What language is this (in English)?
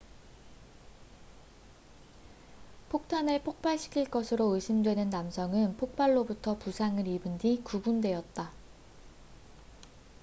Korean